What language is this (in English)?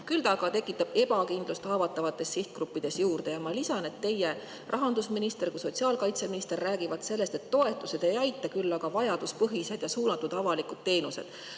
Estonian